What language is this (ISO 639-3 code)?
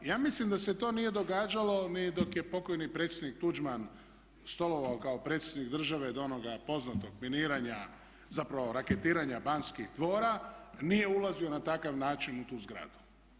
hrv